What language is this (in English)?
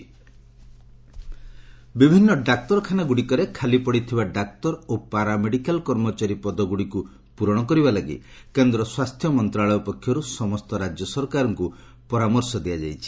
Odia